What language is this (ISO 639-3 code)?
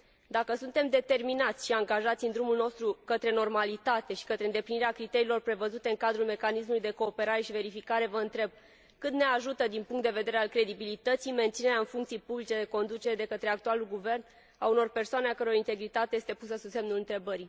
ron